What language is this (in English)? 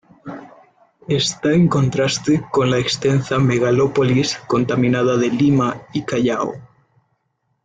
Spanish